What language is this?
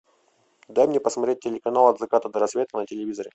Russian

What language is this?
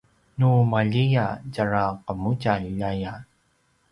Paiwan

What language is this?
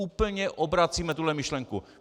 Czech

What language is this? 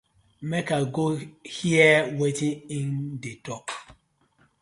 Nigerian Pidgin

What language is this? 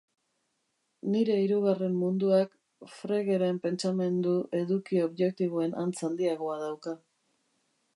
Basque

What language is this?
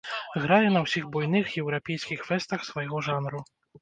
Belarusian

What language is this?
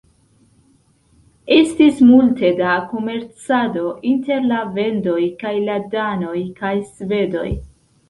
Esperanto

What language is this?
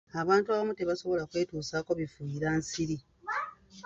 Ganda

